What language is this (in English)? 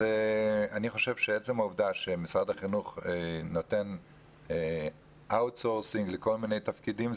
Hebrew